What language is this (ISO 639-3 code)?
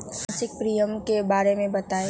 mag